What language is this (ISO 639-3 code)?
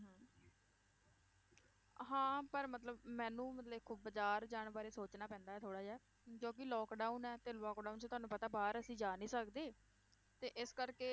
pan